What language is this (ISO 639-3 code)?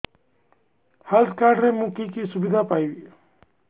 ori